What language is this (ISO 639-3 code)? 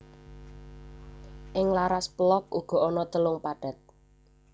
jav